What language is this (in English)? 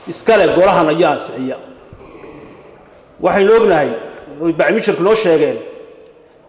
Arabic